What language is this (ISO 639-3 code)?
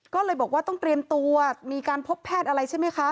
tha